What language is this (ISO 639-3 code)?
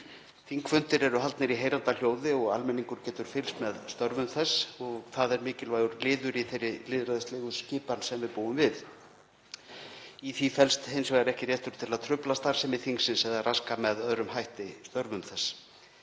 isl